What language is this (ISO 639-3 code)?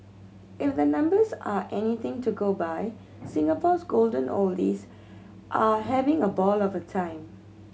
eng